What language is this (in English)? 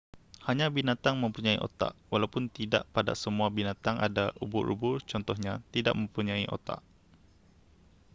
Malay